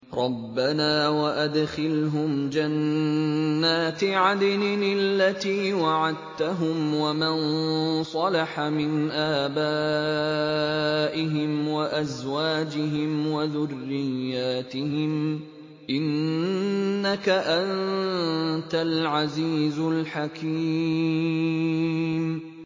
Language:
Arabic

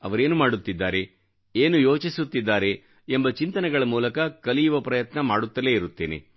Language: Kannada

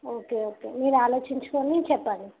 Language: Telugu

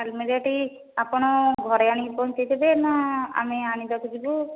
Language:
Odia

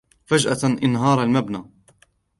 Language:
Arabic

